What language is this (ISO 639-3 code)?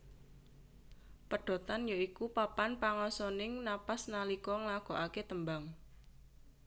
jav